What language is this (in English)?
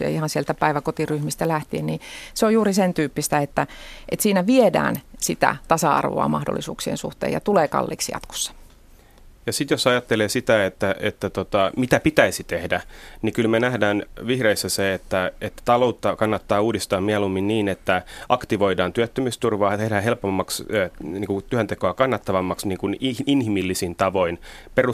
Finnish